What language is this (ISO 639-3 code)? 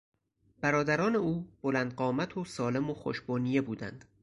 fas